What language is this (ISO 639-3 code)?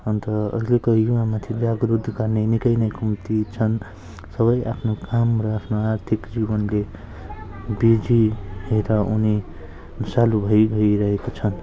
nep